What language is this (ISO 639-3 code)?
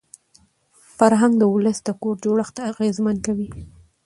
pus